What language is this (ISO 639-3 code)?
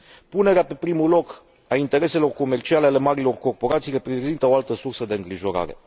ron